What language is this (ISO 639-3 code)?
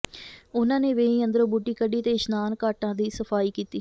pan